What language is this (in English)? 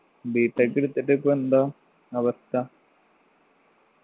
Malayalam